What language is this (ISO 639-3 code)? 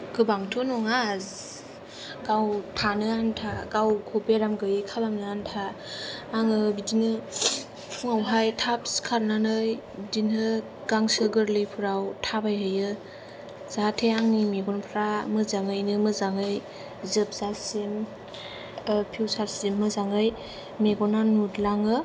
brx